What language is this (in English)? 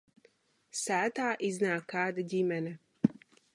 Latvian